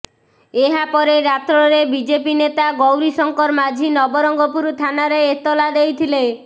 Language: Odia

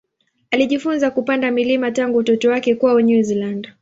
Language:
Swahili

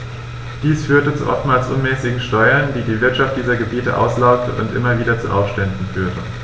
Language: German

